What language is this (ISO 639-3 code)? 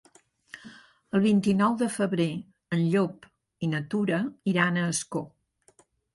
cat